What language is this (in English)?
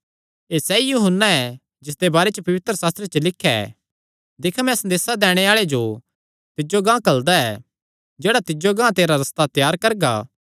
Kangri